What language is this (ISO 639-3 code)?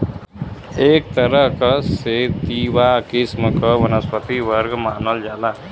bho